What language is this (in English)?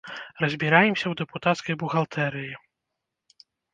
Belarusian